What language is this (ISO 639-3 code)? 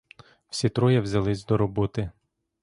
ukr